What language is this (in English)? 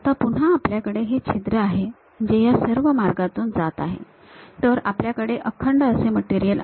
Marathi